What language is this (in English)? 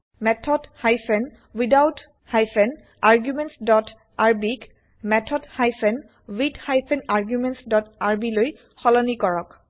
Assamese